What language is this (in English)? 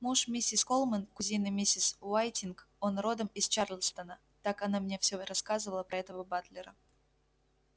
Russian